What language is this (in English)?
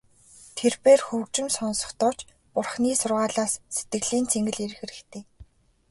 Mongolian